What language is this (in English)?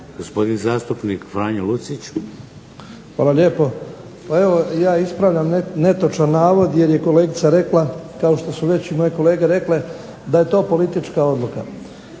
Croatian